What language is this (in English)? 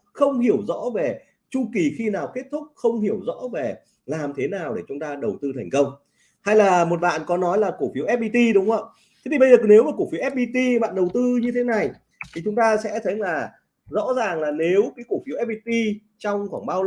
Vietnamese